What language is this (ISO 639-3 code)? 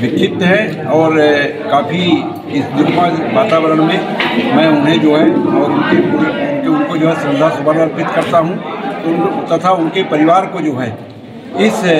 hin